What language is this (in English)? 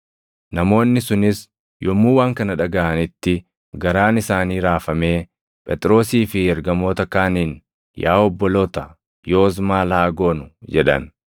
Oromo